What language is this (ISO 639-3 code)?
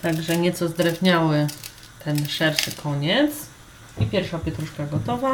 pol